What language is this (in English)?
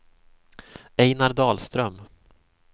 Swedish